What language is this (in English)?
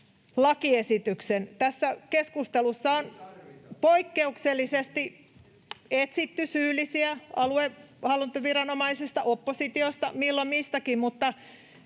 Finnish